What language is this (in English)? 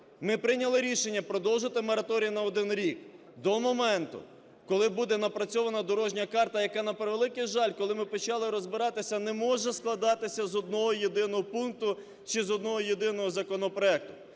Ukrainian